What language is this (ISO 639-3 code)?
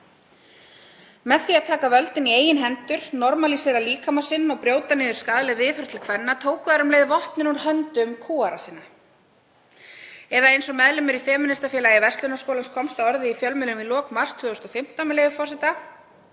isl